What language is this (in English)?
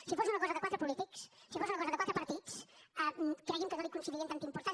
Catalan